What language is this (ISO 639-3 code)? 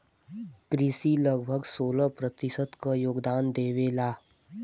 bho